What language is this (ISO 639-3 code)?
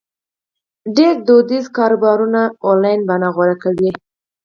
pus